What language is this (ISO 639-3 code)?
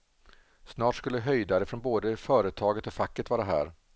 swe